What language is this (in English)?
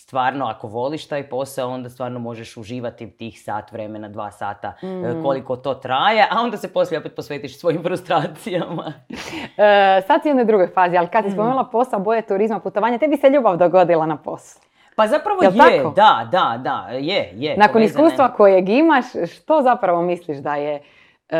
Croatian